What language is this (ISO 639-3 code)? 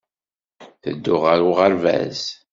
kab